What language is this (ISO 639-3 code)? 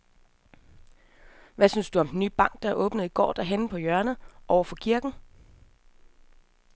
dan